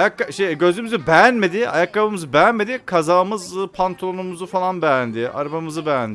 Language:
Turkish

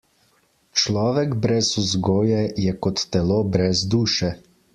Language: Slovenian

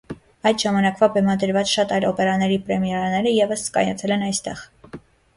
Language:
Armenian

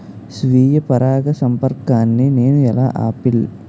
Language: Telugu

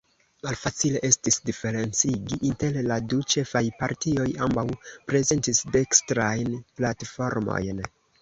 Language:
Esperanto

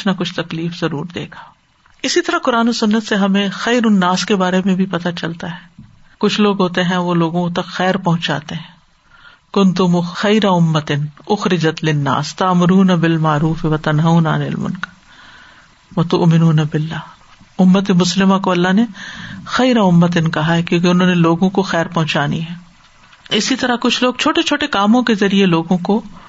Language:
Urdu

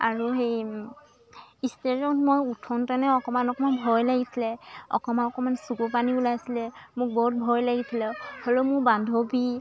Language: Assamese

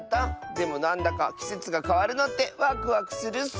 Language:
Japanese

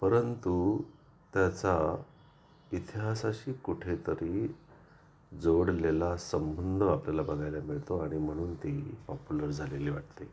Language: Marathi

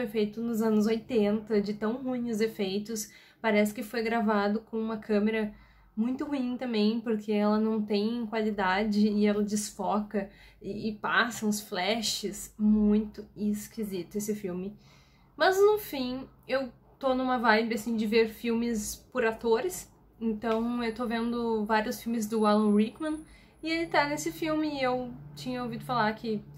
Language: Portuguese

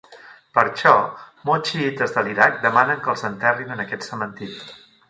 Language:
Catalan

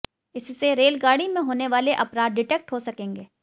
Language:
Hindi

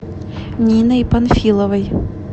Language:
Russian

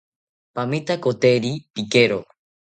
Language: South Ucayali Ashéninka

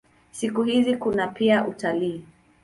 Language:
Swahili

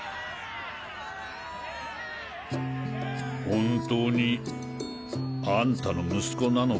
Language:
Japanese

